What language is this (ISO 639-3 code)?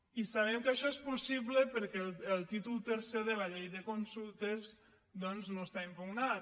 cat